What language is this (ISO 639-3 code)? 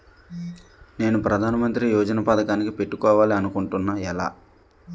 tel